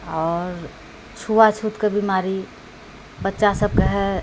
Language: Maithili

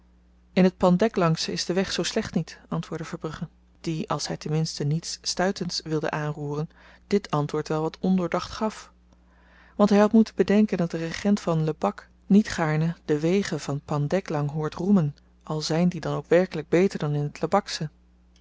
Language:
Dutch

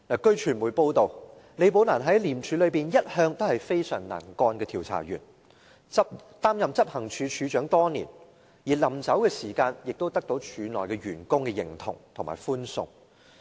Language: Cantonese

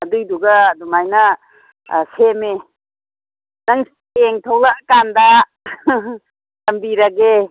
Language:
Manipuri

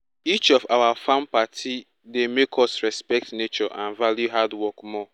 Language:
Nigerian Pidgin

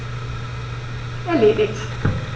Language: German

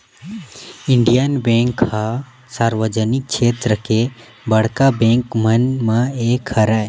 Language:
Chhattisgarhi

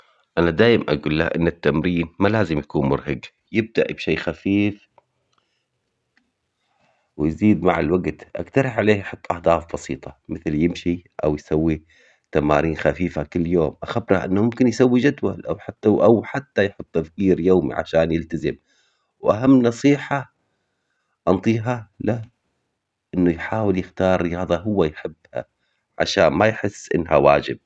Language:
Omani Arabic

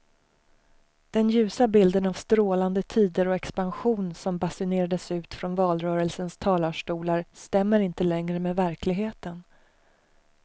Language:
Swedish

